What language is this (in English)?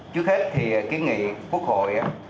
Vietnamese